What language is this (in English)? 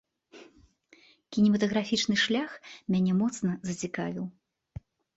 Belarusian